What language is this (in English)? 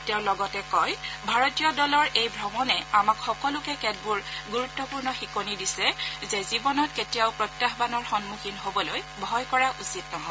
Assamese